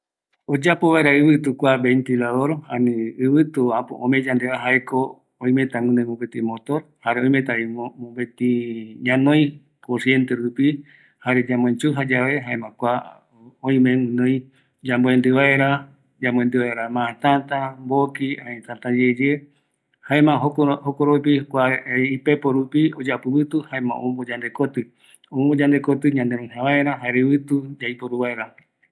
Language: Eastern Bolivian Guaraní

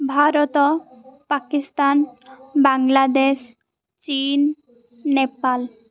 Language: Odia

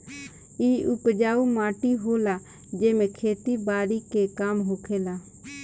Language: Bhojpuri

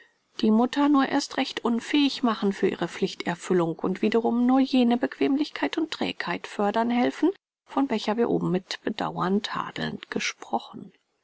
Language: German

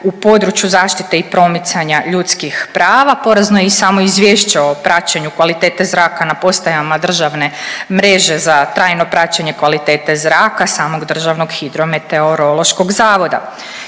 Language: Croatian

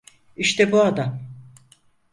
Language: Turkish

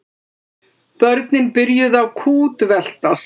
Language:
Icelandic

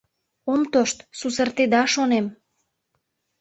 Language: Mari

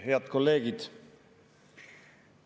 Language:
Estonian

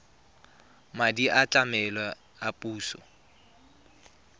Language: Tswana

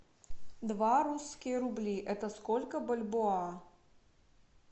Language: Russian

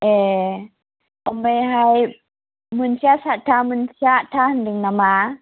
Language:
Bodo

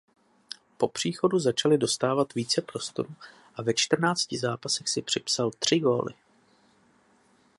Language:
Czech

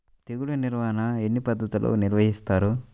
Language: Telugu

